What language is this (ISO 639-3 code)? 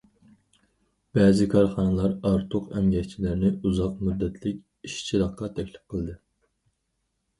uig